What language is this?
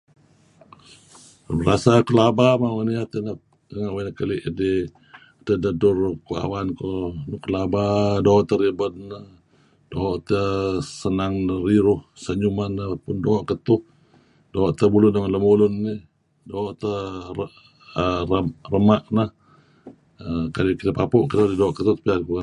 Kelabit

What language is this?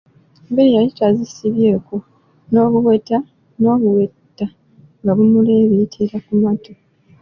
Ganda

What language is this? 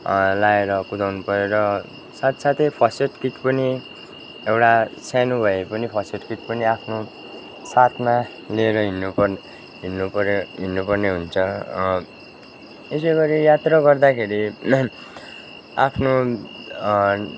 Nepali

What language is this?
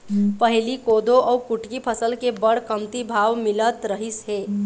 Chhattisgarhi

